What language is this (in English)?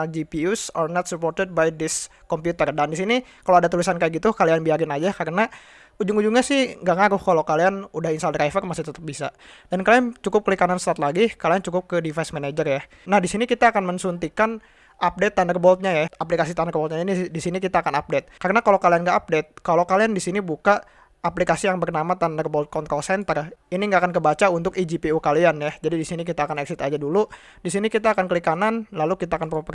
Indonesian